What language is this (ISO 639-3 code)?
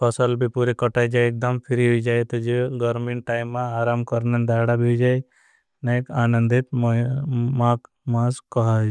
bhb